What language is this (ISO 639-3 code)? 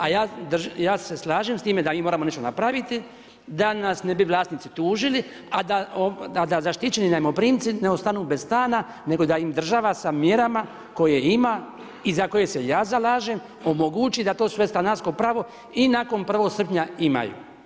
hrv